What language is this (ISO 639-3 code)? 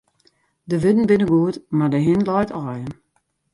fry